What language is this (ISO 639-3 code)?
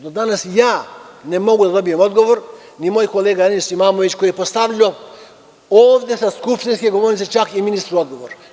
srp